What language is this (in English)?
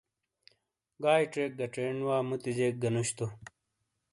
Shina